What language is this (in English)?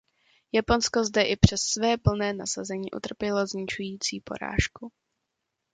Czech